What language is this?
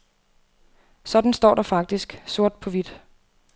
Danish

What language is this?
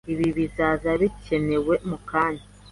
Kinyarwanda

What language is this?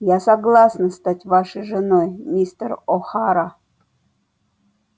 Russian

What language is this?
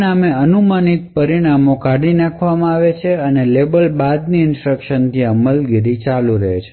Gujarati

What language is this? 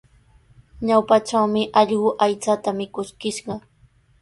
Sihuas Ancash Quechua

